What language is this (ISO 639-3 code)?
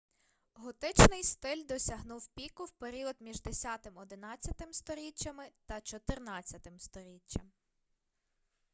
ukr